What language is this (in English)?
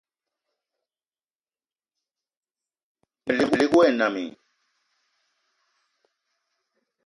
Eton (Cameroon)